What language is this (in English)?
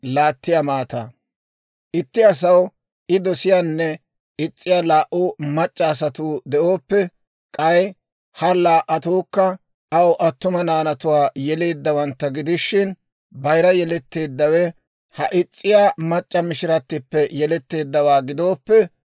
Dawro